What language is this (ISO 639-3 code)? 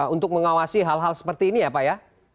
ind